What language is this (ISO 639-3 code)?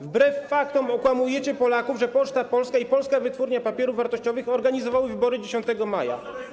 pol